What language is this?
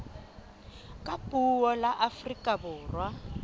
Southern Sotho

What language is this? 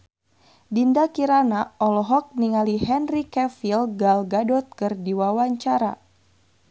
Sundanese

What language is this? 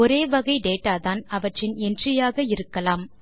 Tamil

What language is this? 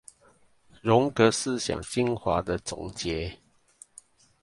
Chinese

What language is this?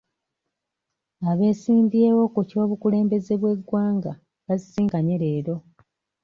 Ganda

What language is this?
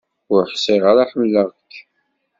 Kabyle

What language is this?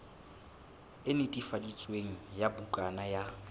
Southern Sotho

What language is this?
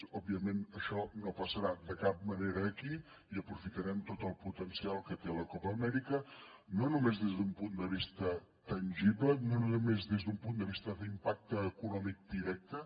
Catalan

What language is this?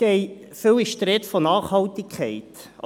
Swiss German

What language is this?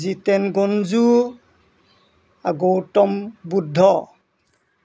Assamese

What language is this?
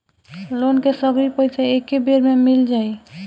Bhojpuri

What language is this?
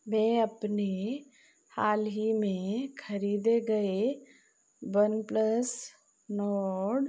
Hindi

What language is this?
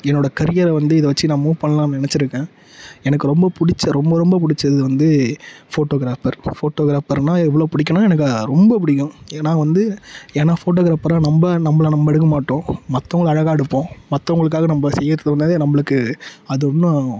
Tamil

